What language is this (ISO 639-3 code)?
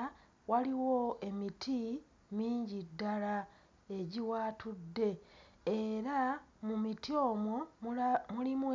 lug